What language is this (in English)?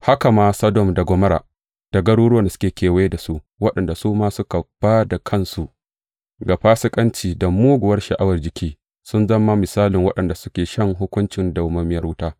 Hausa